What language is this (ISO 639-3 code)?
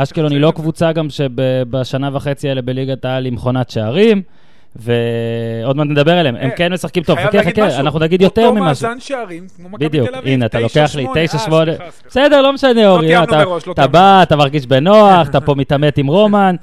heb